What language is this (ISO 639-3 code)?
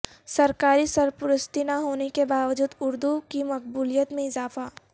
urd